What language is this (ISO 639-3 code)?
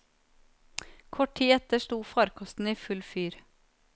nor